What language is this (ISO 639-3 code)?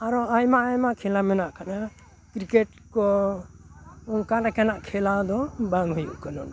sat